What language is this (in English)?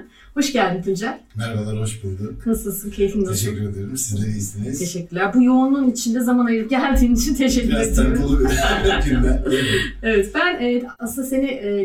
Turkish